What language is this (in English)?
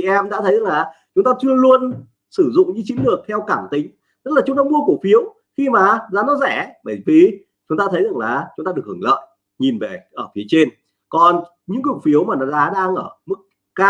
Vietnamese